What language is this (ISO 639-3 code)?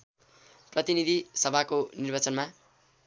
nep